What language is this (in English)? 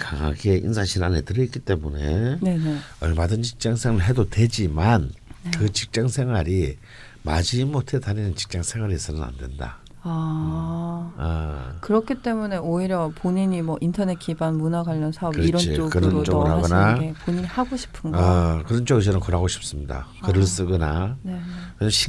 Korean